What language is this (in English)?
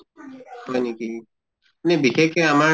Assamese